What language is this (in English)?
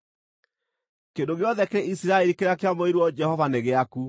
Kikuyu